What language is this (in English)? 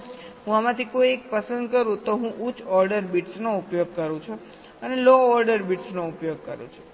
Gujarati